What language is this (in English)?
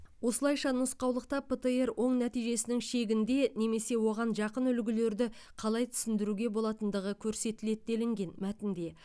Kazakh